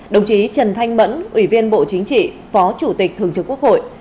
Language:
Vietnamese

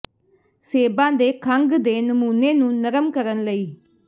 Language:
Punjabi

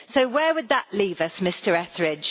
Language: English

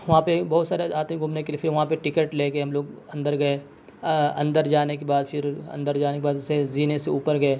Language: Urdu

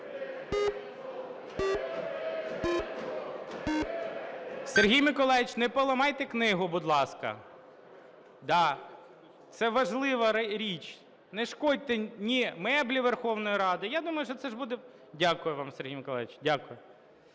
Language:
Ukrainian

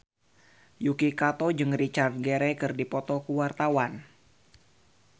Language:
Sundanese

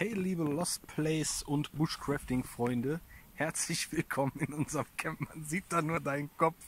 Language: German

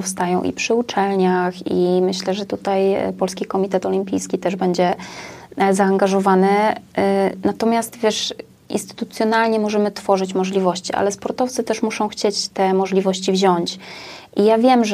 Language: Polish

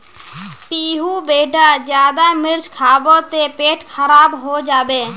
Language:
Magahi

